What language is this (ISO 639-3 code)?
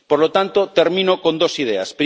spa